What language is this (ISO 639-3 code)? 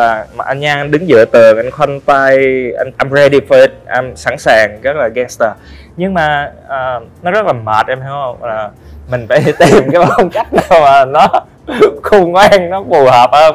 vie